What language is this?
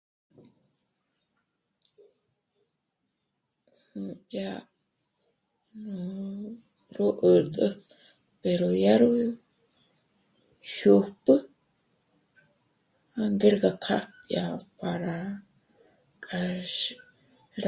Michoacán Mazahua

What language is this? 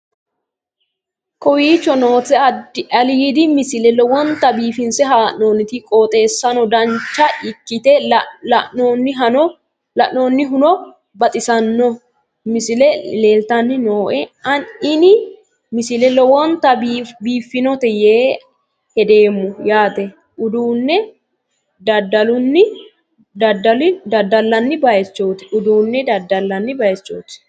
Sidamo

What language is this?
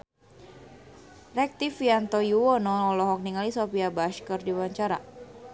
Sundanese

